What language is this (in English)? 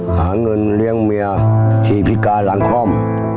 Thai